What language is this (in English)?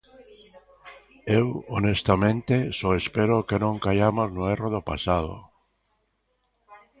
Galician